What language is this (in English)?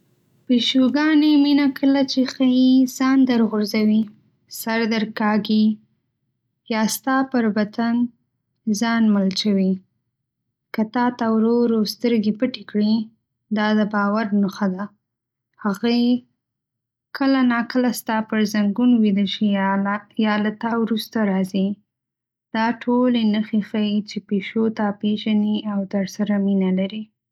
Pashto